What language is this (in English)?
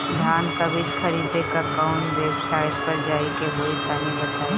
Bhojpuri